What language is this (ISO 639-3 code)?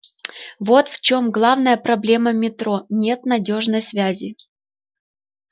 rus